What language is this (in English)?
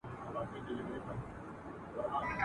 Pashto